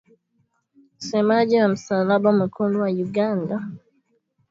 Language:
Swahili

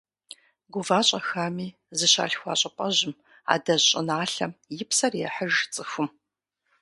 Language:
Kabardian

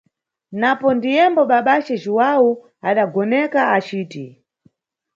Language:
Nyungwe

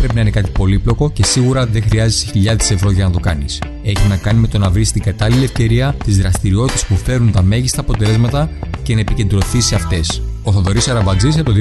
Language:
Greek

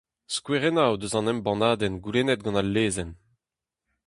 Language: Breton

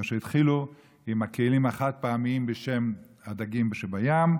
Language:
Hebrew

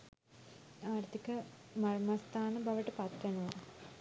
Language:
Sinhala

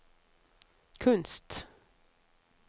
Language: Norwegian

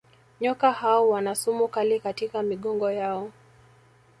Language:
Swahili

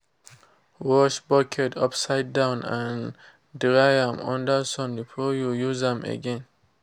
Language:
Nigerian Pidgin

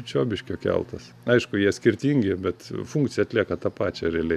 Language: Lithuanian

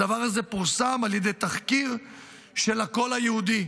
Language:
Hebrew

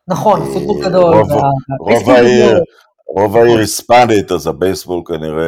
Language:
Hebrew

